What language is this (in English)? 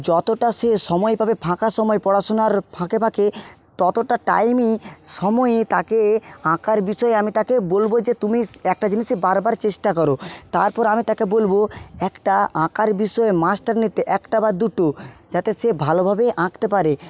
Bangla